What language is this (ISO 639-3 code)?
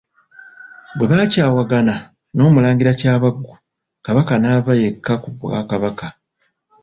lug